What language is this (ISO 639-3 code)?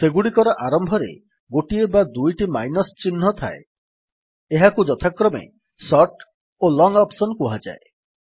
ori